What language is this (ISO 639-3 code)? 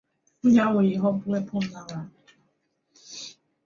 zho